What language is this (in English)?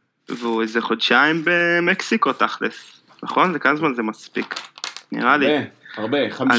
Hebrew